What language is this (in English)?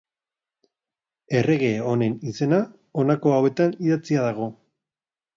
Basque